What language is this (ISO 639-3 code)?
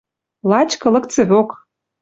mrj